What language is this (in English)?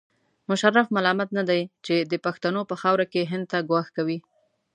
Pashto